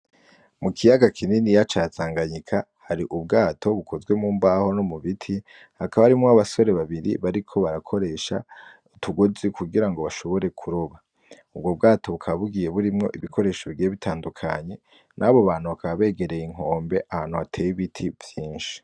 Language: Rundi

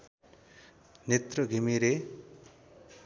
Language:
Nepali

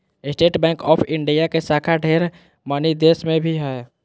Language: Magahi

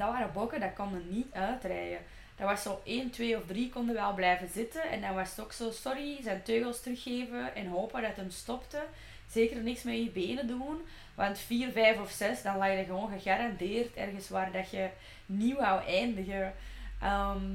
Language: Dutch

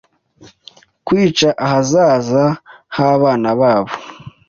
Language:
Kinyarwanda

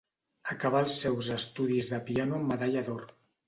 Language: Catalan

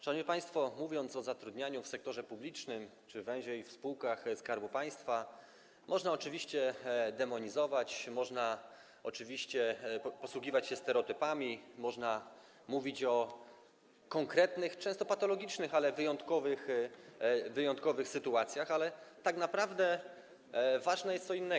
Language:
Polish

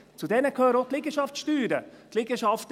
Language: Swiss German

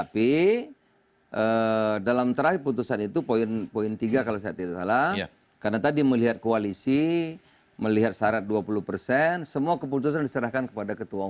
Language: Indonesian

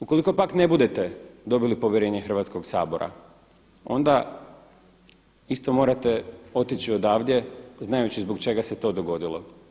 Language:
Croatian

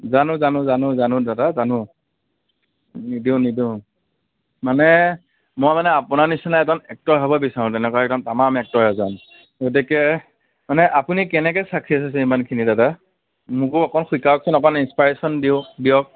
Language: Assamese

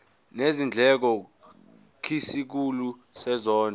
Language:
Zulu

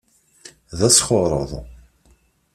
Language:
Kabyle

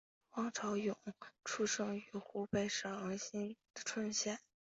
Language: Chinese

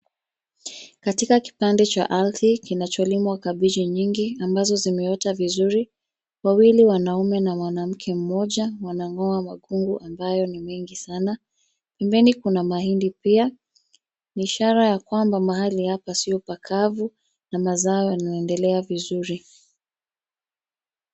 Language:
Swahili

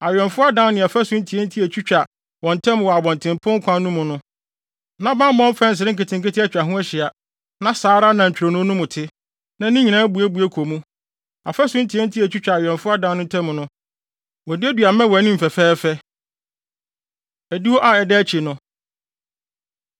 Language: Akan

